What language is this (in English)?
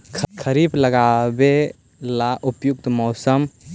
Magahi